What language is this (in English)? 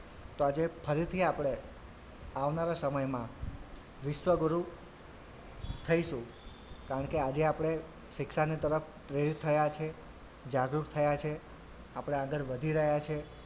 Gujarati